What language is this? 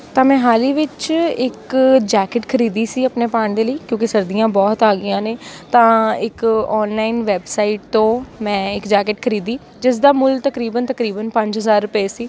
Punjabi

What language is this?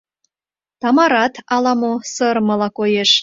Mari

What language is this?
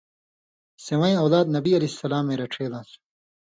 Indus Kohistani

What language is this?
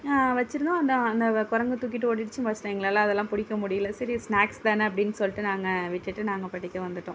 Tamil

